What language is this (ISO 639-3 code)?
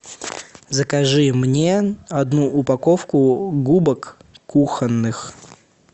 rus